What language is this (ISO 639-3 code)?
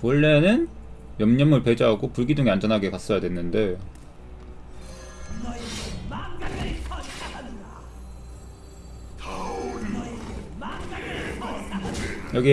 kor